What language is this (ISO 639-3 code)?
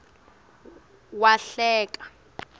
ssw